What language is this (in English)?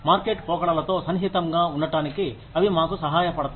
Telugu